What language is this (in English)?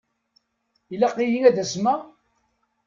Kabyle